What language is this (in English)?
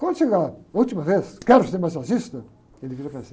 Portuguese